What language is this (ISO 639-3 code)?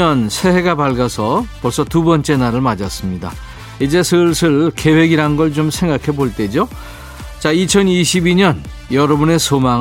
kor